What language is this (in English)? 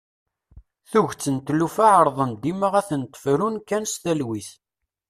Kabyle